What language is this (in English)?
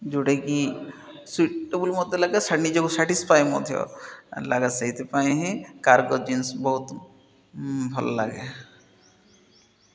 Odia